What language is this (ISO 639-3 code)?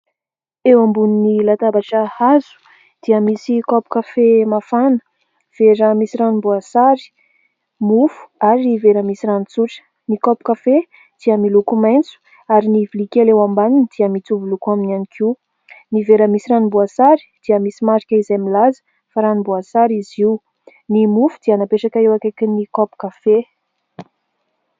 mlg